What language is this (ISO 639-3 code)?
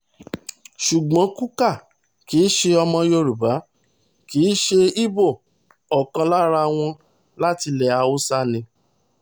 yor